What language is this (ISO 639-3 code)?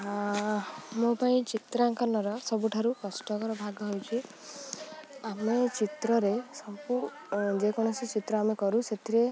ori